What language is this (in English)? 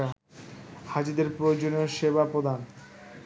Bangla